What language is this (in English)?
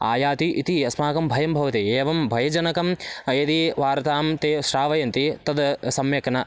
Sanskrit